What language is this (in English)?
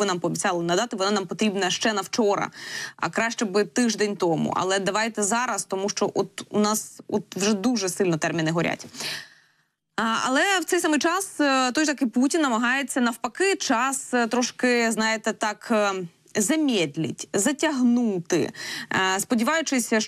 Ukrainian